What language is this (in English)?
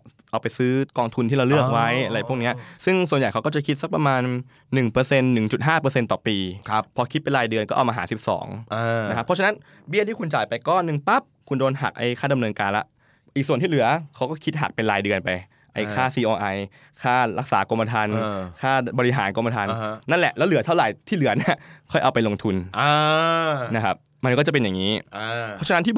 Thai